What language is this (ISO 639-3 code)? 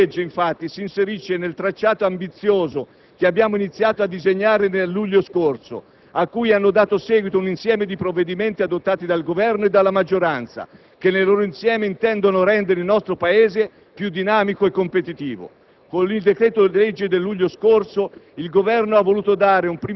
ita